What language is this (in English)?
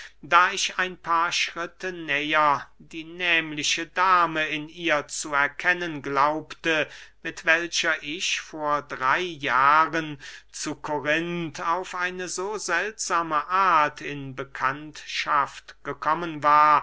German